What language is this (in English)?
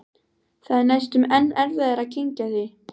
Icelandic